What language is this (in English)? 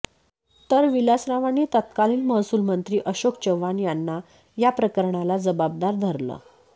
Marathi